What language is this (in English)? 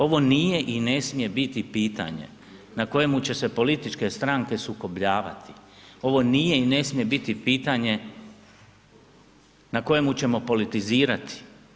Croatian